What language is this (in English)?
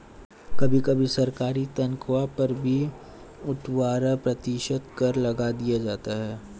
Hindi